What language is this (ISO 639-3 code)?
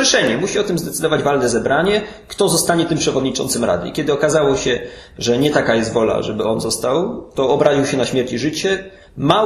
pol